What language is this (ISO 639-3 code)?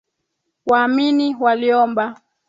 swa